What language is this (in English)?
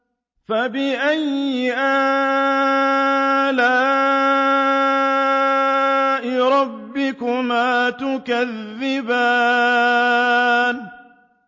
Arabic